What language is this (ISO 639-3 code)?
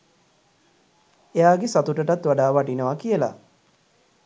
sin